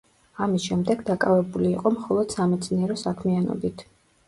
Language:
Georgian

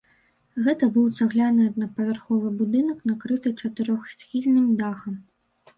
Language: Belarusian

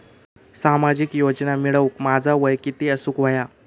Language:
Marathi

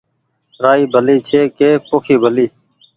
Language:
Goaria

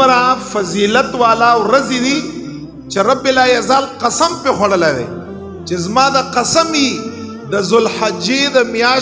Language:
Arabic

